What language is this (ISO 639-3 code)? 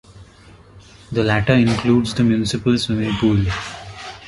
eng